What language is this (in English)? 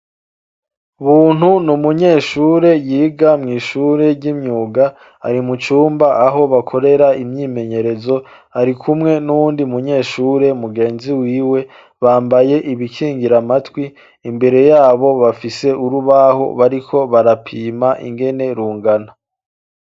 Rundi